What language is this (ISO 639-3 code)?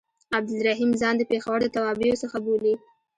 pus